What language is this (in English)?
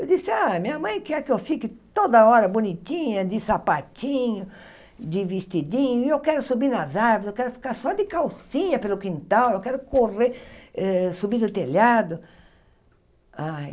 Portuguese